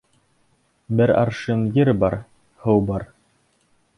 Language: Bashkir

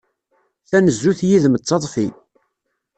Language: Kabyle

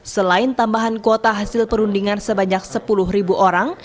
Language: Indonesian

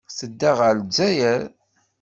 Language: Kabyle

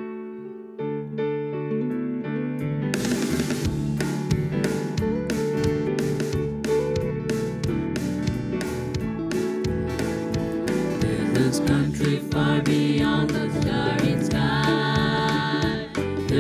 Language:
French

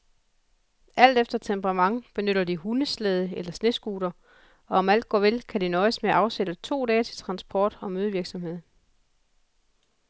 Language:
Danish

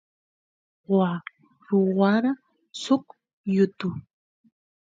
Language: Santiago del Estero Quichua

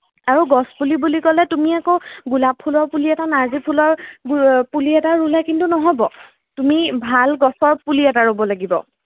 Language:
Assamese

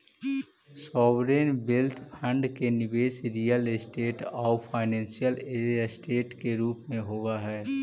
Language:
Magahi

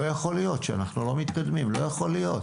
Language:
Hebrew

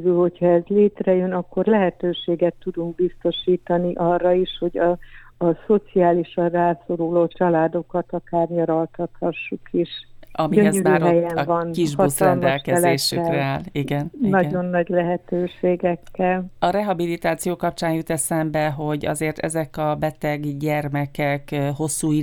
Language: Hungarian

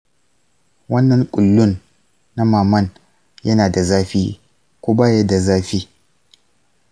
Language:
Hausa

